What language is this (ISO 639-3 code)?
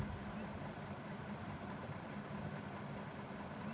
ben